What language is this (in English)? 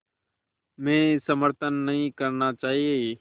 Hindi